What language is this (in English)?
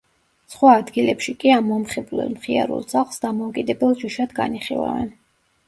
Georgian